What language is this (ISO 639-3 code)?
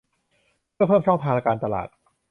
tha